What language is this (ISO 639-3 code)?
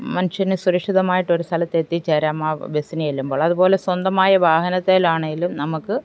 mal